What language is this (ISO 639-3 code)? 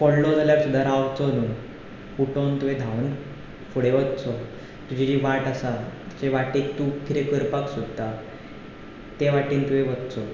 kok